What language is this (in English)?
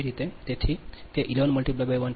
Gujarati